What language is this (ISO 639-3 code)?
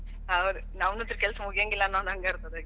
kan